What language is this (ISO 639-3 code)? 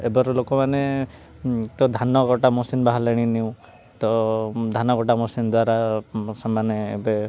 ori